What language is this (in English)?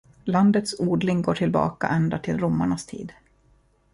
Swedish